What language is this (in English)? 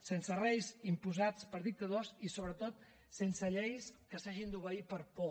Catalan